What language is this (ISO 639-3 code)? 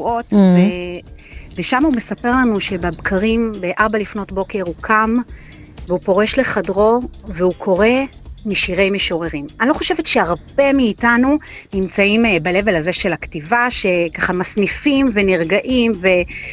heb